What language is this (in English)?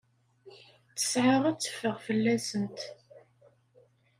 Kabyle